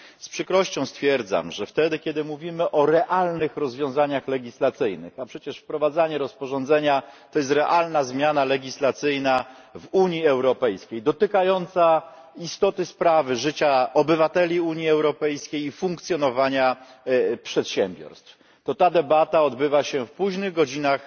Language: Polish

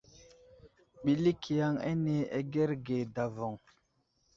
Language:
Wuzlam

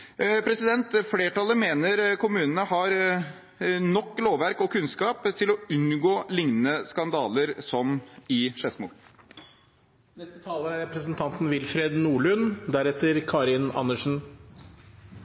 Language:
Norwegian Bokmål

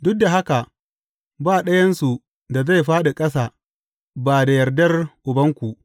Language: Hausa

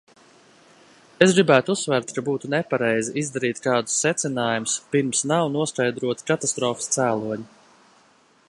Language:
Latvian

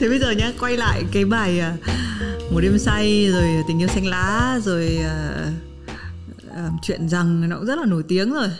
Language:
Vietnamese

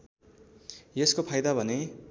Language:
Nepali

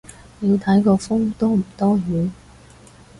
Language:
Cantonese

